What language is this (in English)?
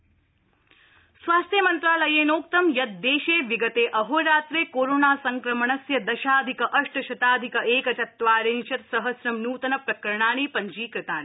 Sanskrit